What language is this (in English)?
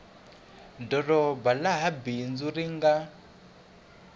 Tsonga